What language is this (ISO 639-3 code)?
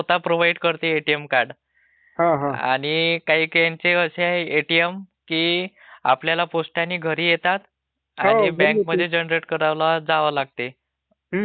mar